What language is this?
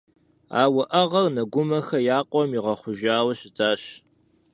Kabardian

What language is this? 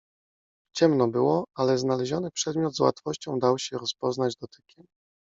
Polish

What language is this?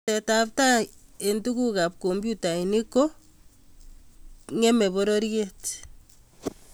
Kalenjin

